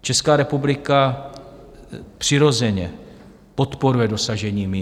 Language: Czech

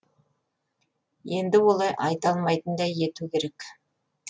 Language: Kazakh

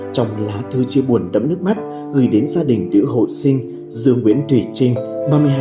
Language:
Vietnamese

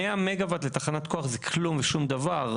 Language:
Hebrew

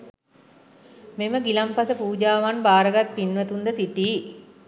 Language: Sinhala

